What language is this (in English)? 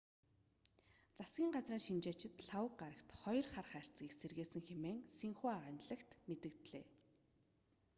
Mongolian